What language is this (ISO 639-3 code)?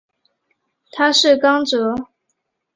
zho